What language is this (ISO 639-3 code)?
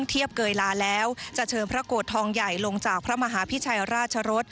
tha